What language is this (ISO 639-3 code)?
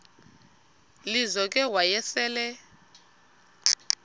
xho